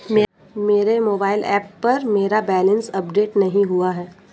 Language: Hindi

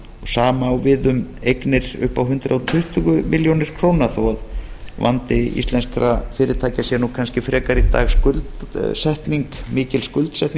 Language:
Icelandic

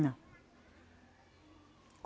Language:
Portuguese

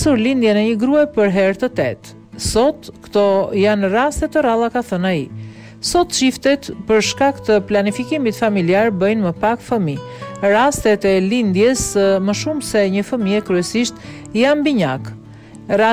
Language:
Romanian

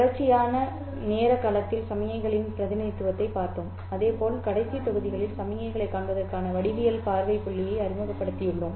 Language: Tamil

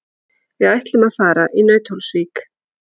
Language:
Icelandic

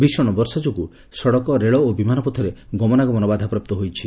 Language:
Odia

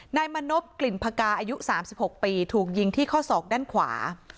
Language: Thai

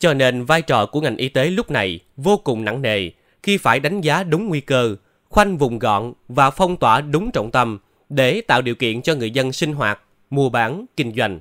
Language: Vietnamese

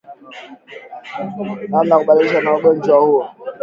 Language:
Swahili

